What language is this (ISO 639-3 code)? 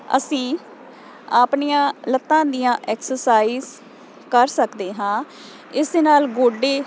pan